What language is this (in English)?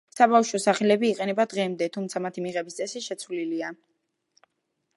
Georgian